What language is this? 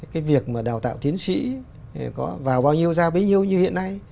Vietnamese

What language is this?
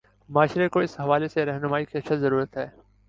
Urdu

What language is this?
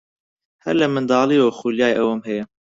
Central Kurdish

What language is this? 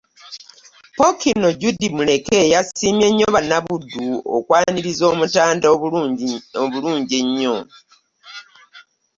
Ganda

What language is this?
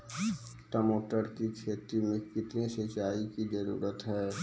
Maithili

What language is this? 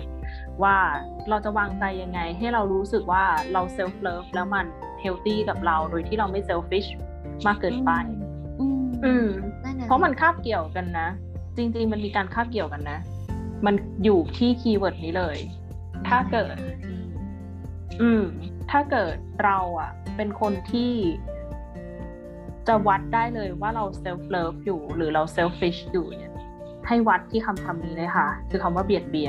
Thai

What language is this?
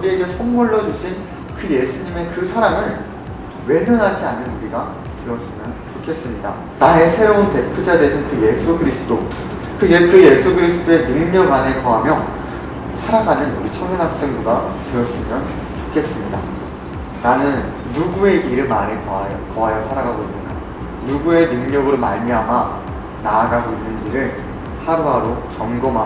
Korean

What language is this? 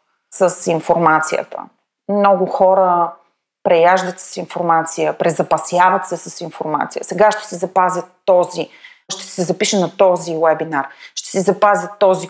Bulgarian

